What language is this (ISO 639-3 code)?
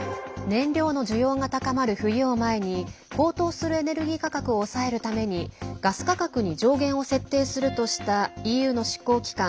jpn